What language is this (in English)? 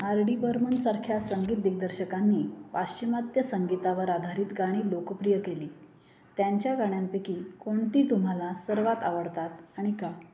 Marathi